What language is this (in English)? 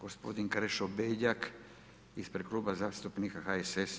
Croatian